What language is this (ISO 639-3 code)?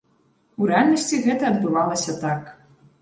bel